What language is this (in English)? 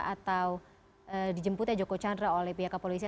Indonesian